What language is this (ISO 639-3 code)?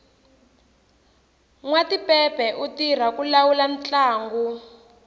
tso